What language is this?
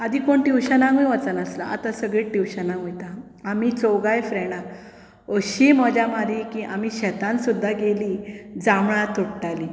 Konkani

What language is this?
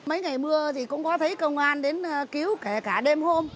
Vietnamese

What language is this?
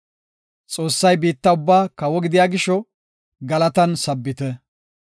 Gofa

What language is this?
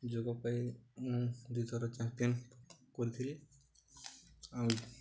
Odia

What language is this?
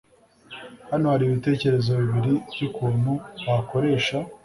Kinyarwanda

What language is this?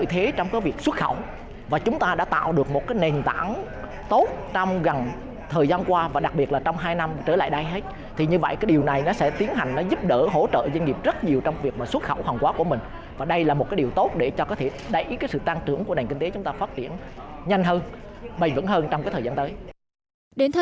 Vietnamese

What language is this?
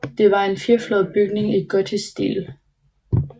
Danish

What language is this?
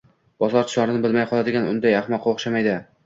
Uzbek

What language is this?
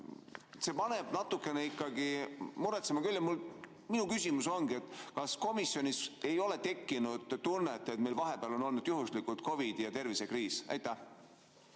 Estonian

